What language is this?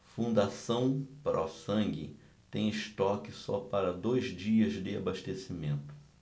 Portuguese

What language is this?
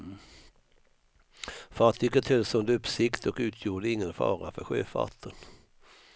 Swedish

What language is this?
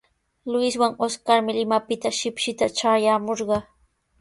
Sihuas Ancash Quechua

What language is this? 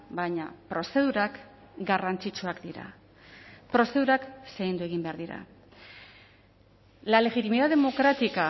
Basque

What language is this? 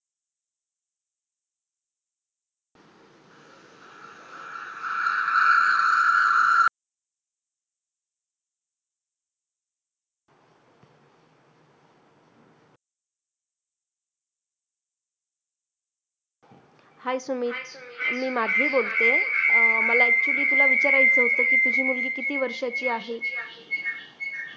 Marathi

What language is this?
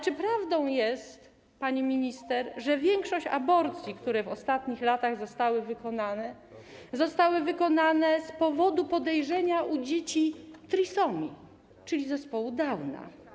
Polish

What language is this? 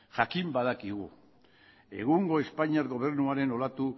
Basque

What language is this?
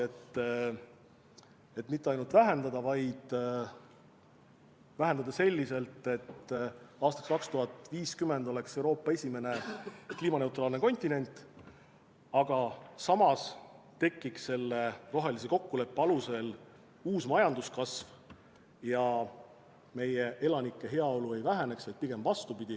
Estonian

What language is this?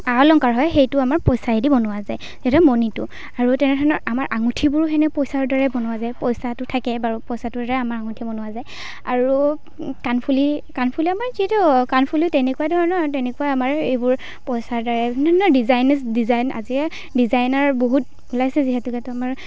Assamese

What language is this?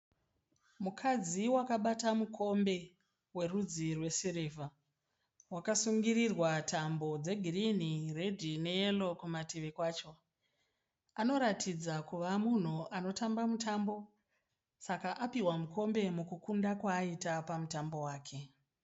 Shona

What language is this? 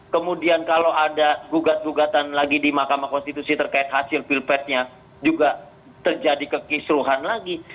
Indonesian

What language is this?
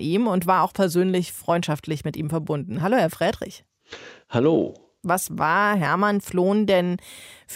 German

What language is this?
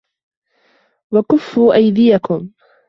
Arabic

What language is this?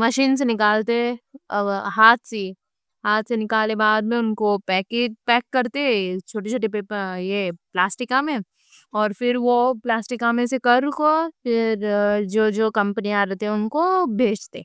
Deccan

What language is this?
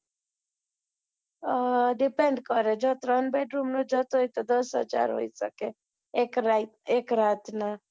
Gujarati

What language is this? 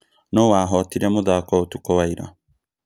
Kikuyu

